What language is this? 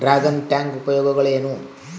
Kannada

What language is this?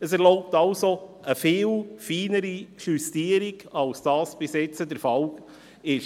Swiss German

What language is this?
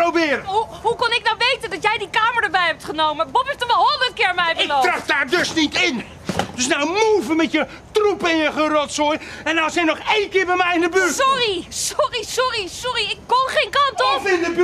Dutch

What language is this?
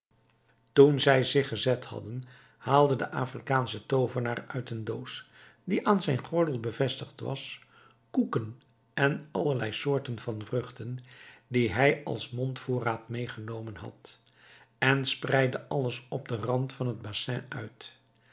Dutch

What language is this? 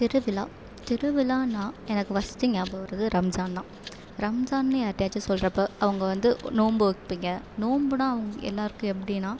Tamil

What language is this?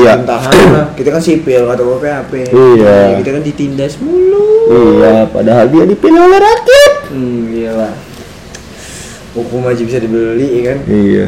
Indonesian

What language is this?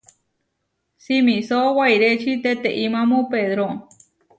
Huarijio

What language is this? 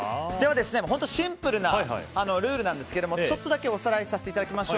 Japanese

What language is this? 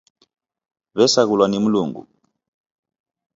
Taita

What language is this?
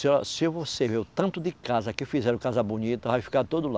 Portuguese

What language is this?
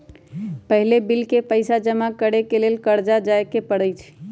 Magahi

